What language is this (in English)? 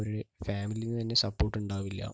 Malayalam